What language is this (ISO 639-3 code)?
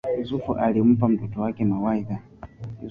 swa